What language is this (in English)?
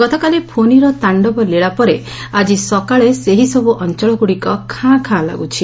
Odia